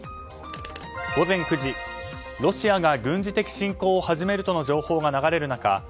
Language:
Japanese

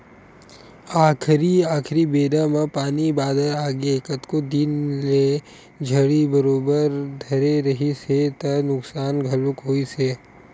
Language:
Chhattisgarhi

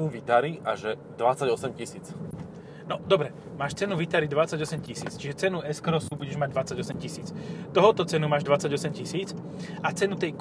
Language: Slovak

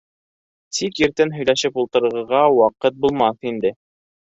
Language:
Bashkir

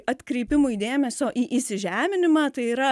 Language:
Lithuanian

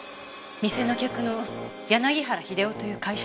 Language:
Japanese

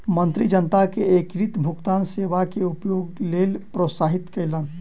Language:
Maithili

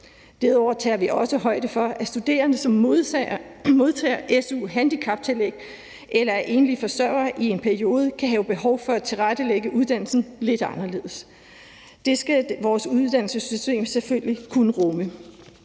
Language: Danish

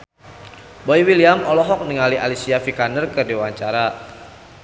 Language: Sundanese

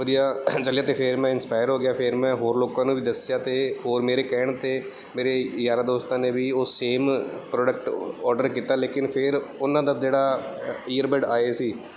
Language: Punjabi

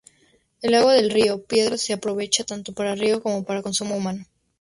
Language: Spanish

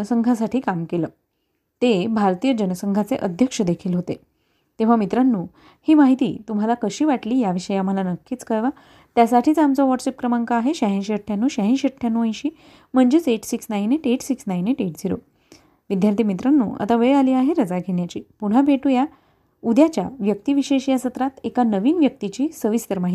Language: Marathi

